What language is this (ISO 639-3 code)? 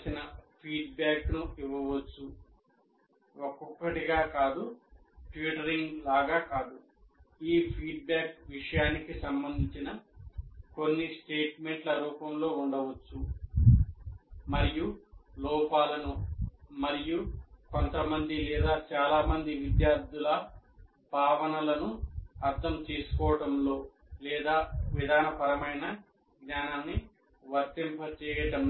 tel